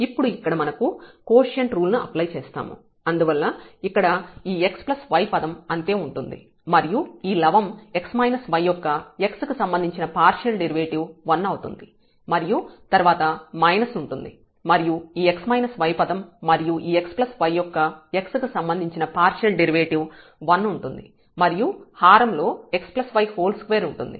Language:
Telugu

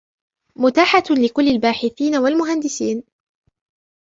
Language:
Arabic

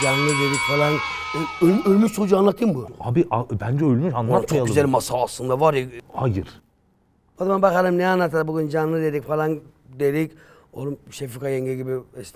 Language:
Turkish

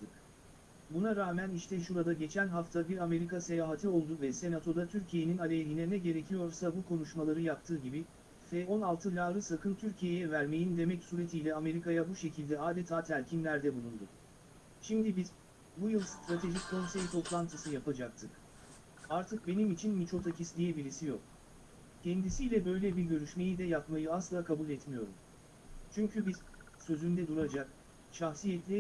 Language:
Turkish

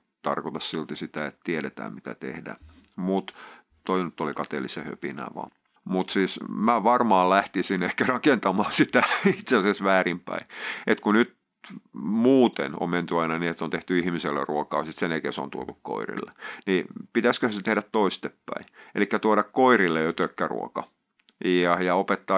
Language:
Finnish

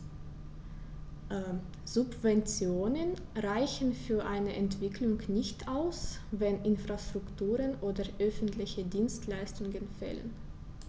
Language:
German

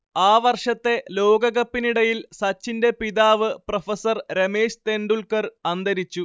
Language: Malayalam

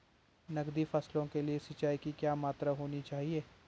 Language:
Hindi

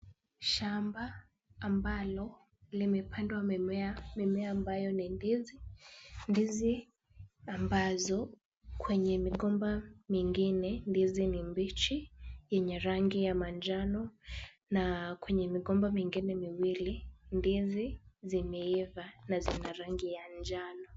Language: Swahili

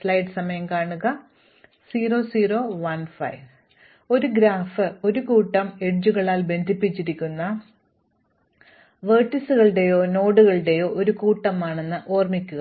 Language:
Malayalam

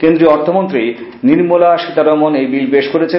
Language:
Bangla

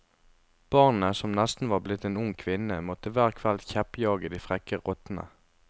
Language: Norwegian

